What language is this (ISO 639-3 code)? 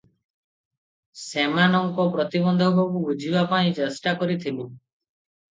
ori